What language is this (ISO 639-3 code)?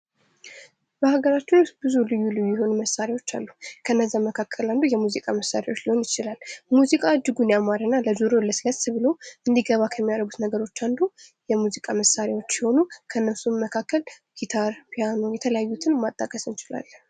amh